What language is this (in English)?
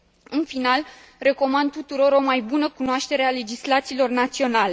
Romanian